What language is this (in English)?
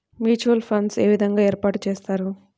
Telugu